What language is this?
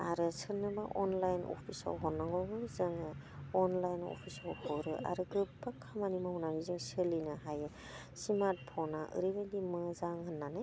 Bodo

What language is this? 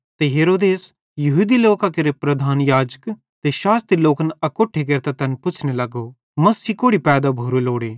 Bhadrawahi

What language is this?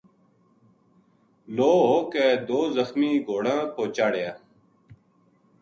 Gujari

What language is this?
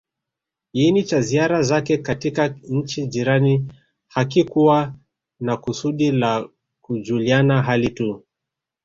Swahili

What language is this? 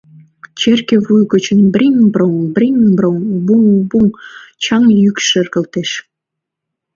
Mari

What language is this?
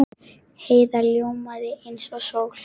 Icelandic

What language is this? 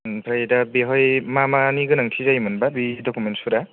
Bodo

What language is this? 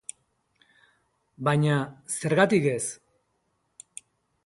Basque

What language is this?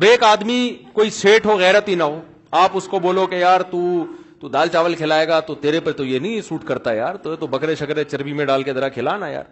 Urdu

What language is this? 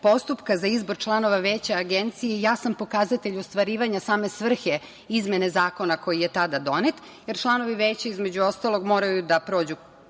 Serbian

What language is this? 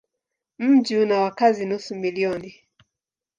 Swahili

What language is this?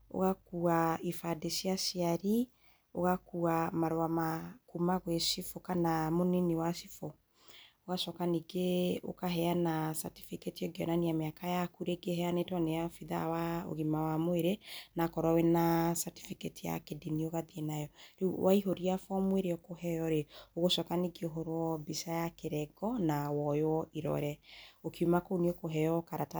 Kikuyu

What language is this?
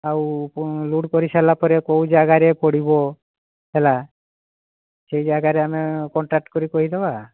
Odia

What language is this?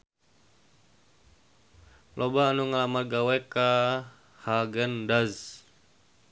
Sundanese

